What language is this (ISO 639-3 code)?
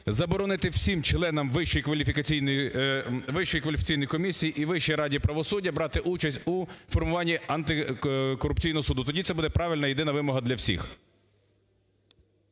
ukr